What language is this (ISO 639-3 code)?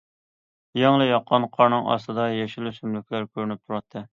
uig